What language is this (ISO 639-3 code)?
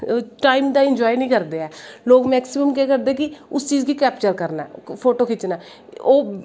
doi